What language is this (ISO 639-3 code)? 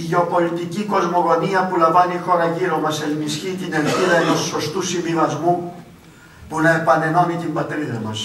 ell